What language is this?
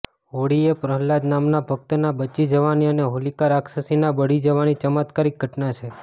Gujarati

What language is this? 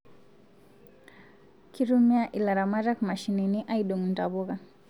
Masai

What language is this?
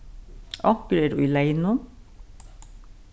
Faroese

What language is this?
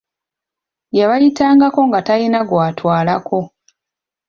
Ganda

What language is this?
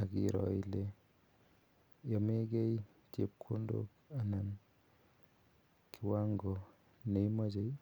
Kalenjin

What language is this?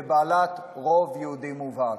Hebrew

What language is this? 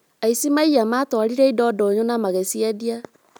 Kikuyu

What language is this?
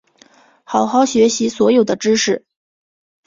Chinese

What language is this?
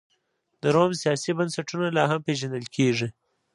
Pashto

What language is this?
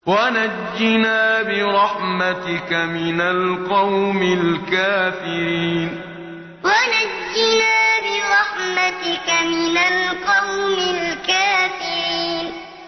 Arabic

